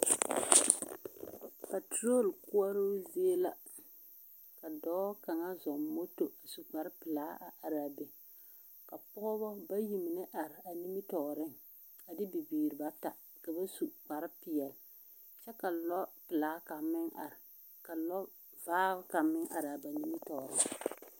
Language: Southern Dagaare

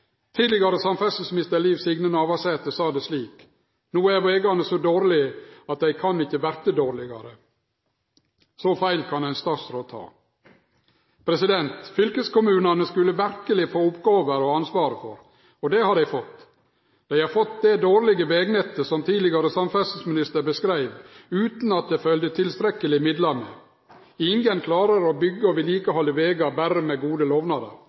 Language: Norwegian Nynorsk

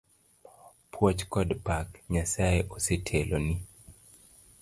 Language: Luo (Kenya and Tanzania)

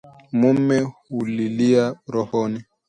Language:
Swahili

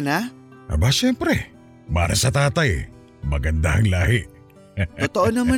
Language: Filipino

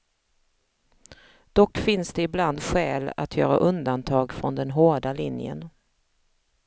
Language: Swedish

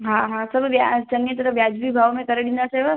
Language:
Sindhi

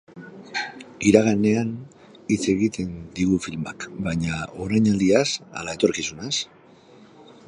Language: Basque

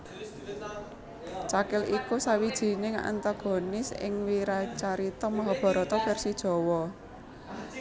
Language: Javanese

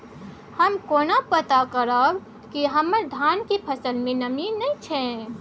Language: Maithili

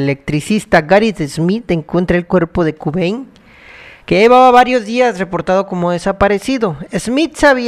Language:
Spanish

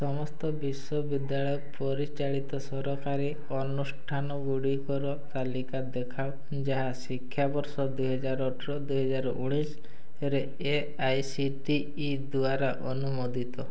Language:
Odia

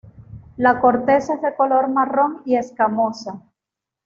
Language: Spanish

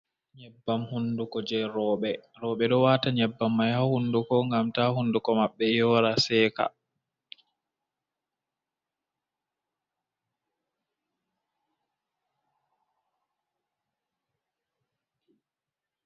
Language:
Fula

